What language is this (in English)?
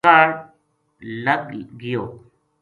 Gujari